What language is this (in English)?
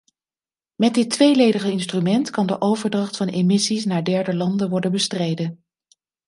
Dutch